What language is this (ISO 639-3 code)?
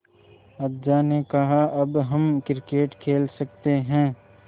hin